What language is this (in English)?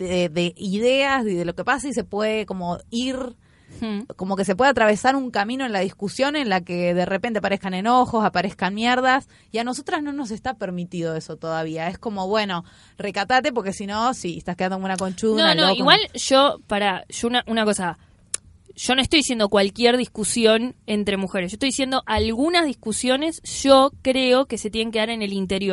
Spanish